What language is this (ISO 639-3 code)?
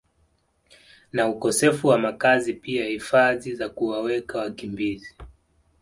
swa